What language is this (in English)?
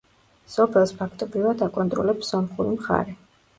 Georgian